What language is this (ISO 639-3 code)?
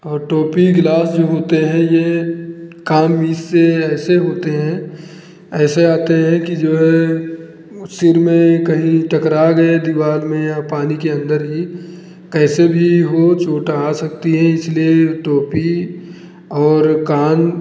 hin